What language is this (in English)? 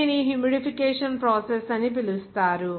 Telugu